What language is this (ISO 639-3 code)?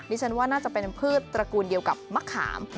tha